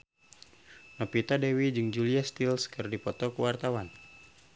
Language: Sundanese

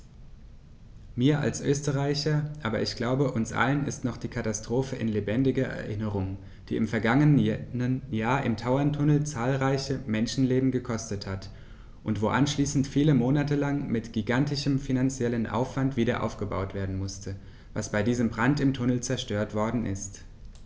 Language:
German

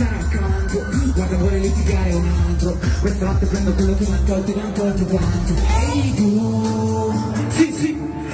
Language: Italian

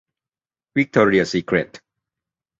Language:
Thai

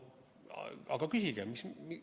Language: Estonian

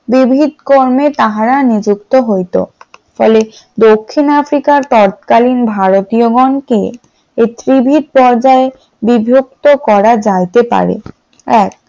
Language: Bangla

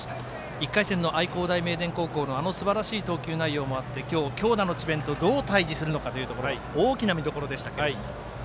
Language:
Japanese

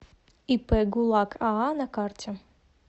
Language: Russian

